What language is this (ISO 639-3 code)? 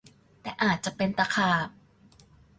tha